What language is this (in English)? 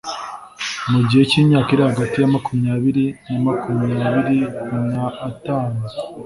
Kinyarwanda